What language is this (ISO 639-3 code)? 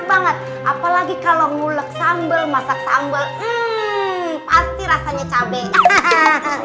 ind